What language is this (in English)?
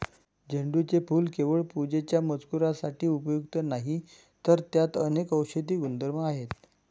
Marathi